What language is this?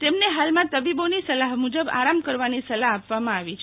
Gujarati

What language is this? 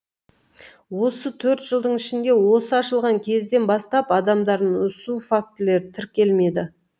Kazakh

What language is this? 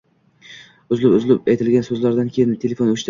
Uzbek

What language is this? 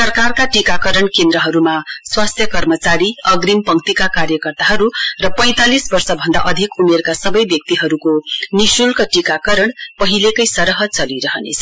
Nepali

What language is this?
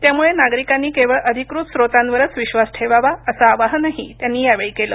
Marathi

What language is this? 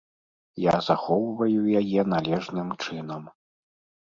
Belarusian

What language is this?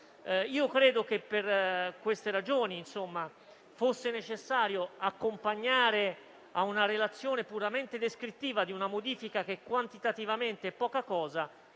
Italian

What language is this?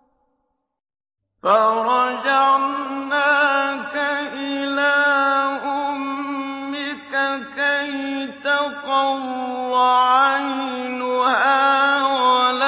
Arabic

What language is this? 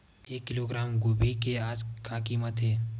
Chhattisgarhi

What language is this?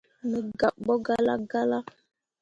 Mundang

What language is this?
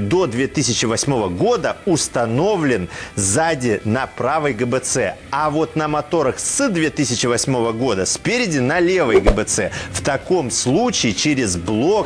Russian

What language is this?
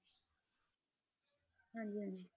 Punjabi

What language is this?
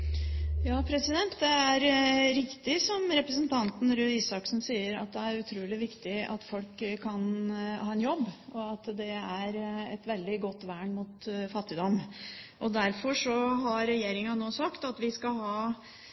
Norwegian Bokmål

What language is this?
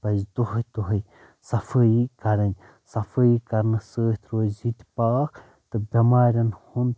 Kashmiri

